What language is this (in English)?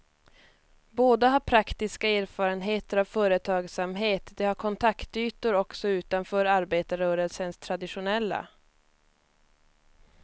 Swedish